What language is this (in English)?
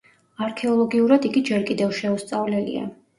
Georgian